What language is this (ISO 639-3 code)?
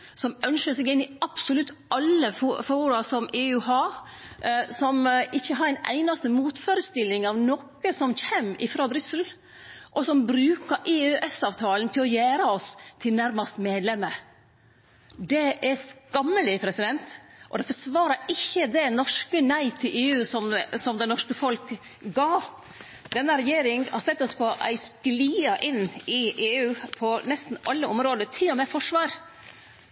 nno